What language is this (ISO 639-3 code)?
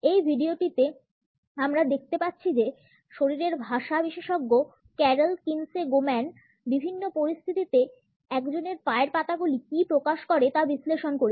ben